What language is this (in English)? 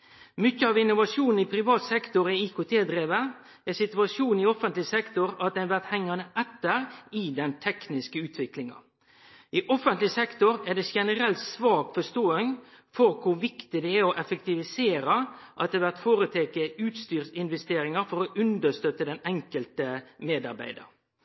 Norwegian Nynorsk